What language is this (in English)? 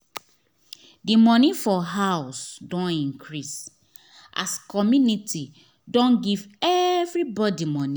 Nigerian Pidgin